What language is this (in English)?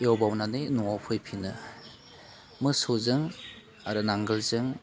Bodo